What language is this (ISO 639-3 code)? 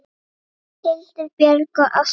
isl